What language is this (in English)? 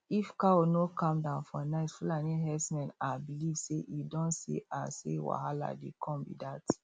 Nigerian Pidgin